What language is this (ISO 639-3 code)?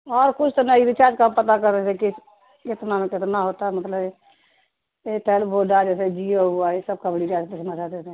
urd